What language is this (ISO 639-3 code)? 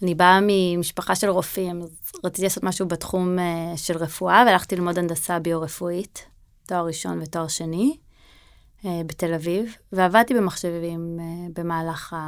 heb